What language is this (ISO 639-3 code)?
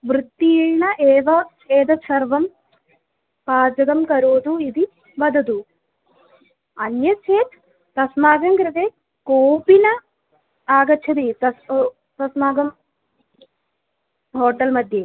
san